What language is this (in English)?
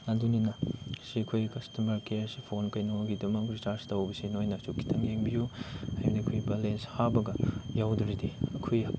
Manipuri